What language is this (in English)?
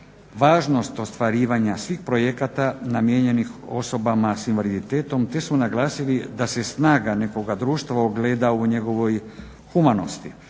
Croatian